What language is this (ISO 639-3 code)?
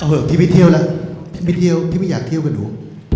tha